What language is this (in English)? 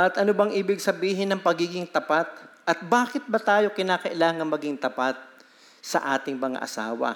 Filipino